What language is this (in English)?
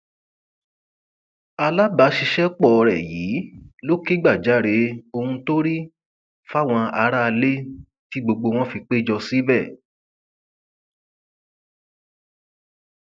Yoruba